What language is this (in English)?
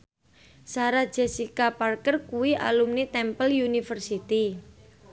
Javanese